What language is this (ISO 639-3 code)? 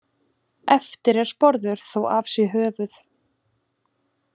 isl